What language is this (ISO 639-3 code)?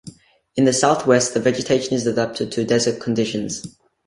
eng